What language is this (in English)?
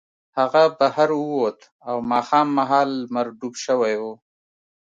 Pashto